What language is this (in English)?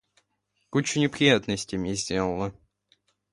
Russian